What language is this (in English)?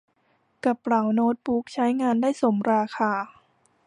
Thai